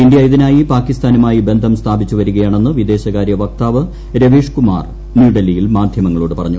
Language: Malayalam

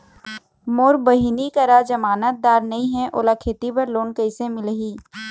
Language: Chhattisgarhi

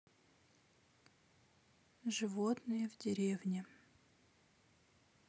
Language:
Russian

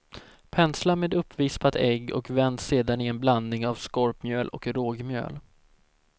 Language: Swedish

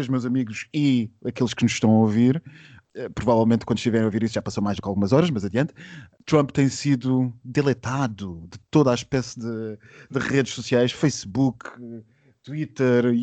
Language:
Portuguese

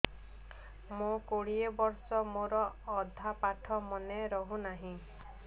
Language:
Odia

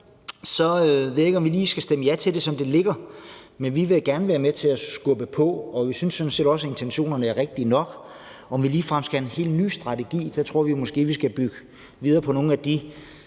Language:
Danish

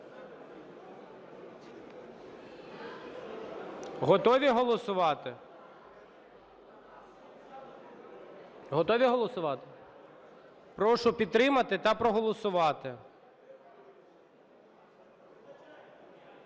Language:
Ukrainian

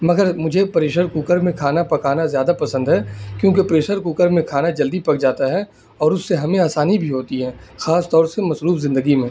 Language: Urdu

